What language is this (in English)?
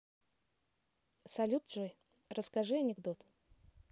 Russian